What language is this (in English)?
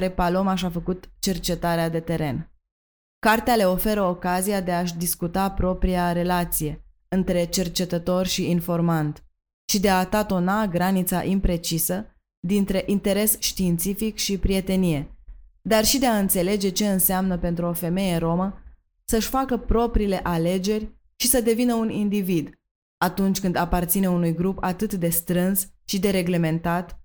Romanian